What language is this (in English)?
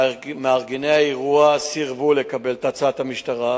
Hebrew